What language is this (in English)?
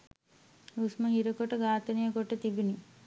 Sinhala